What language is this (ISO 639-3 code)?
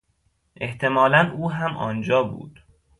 fas